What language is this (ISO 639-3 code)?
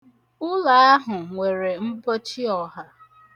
ibo